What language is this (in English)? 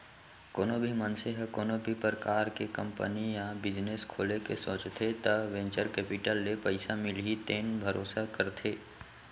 Chhattisgarhi